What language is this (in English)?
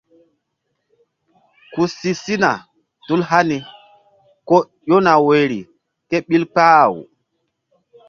Mbum